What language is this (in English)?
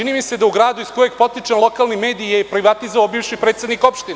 Serbian